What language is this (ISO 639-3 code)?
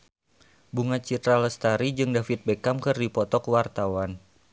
sun